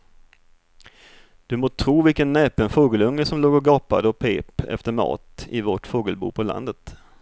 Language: Swedish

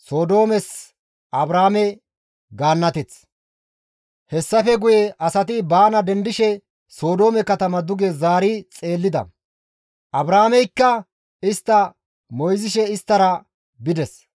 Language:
Gamo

